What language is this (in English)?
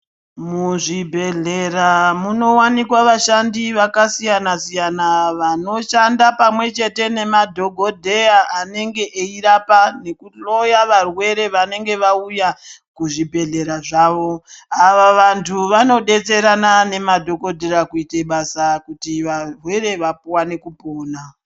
Ndau